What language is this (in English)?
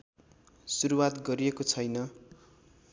Nepali